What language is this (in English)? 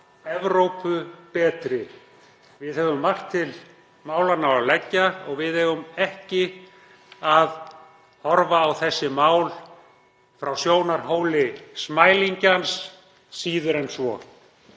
Icelandic